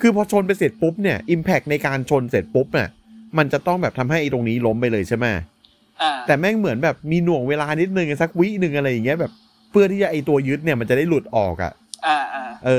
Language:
Thai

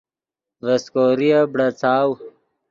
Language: Yidgha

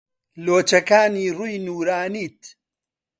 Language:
Central Kurdish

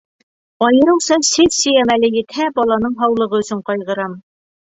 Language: Bashkir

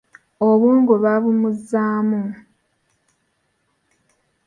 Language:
Ganda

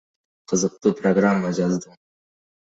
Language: Kyrgyz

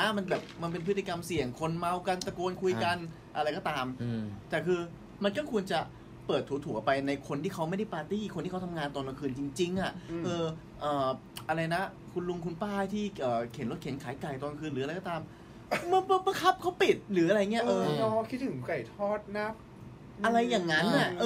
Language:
Thai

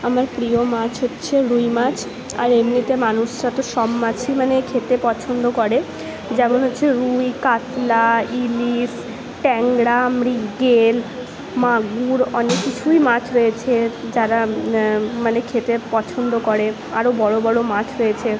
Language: Bangla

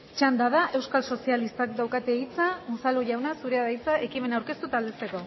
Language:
Basque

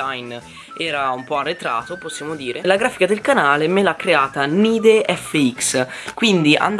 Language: Italian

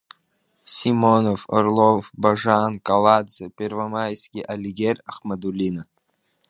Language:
Abkhazian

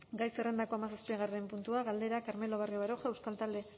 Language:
Basque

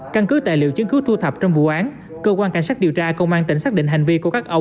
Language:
Vietnamese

